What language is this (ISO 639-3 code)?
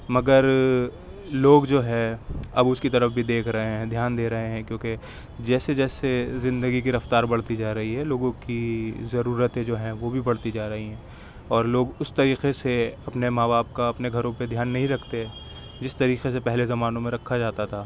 urd